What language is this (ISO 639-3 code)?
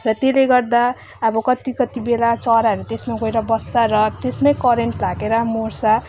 nep